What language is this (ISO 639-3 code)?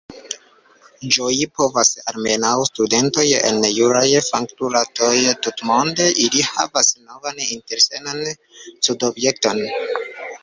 epo